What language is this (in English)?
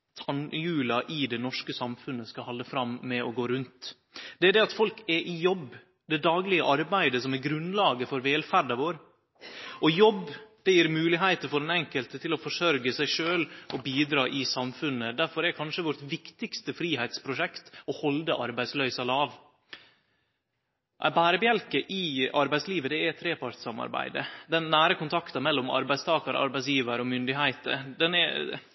Norwegian Nynorsk